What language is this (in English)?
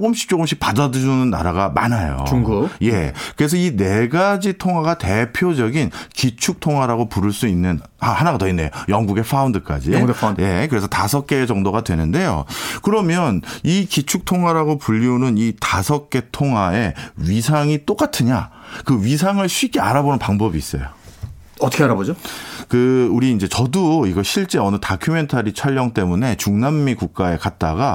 Korean